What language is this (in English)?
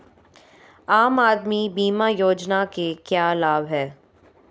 Hindi